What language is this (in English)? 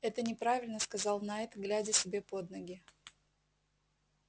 Russian